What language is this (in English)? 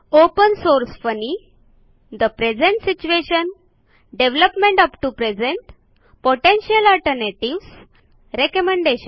Marathi